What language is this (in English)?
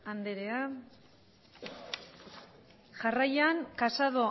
Basque